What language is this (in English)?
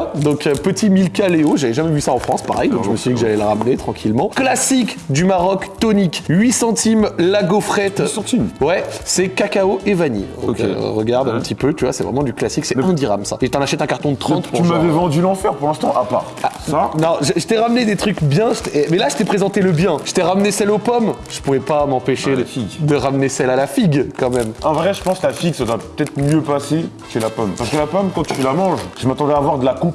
French